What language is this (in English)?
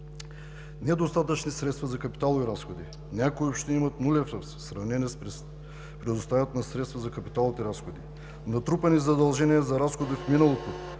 Bulgarian